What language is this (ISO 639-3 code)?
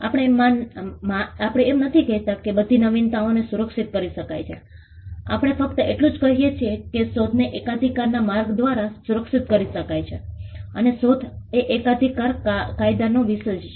guj